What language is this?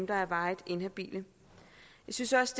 Danish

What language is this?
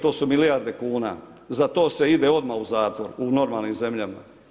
Croatian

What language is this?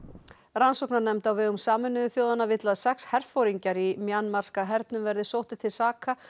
Icelandic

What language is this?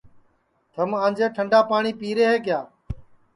Sansi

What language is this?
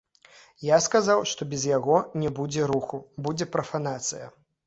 Belarusian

